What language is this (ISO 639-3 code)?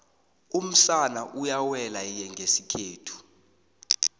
nbl